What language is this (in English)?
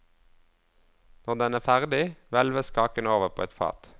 Norwegian